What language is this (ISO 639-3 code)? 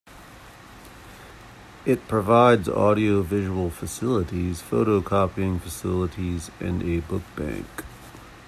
eng